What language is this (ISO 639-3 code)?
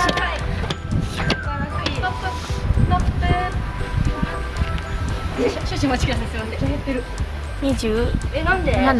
jpn